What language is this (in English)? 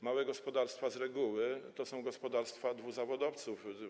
Polish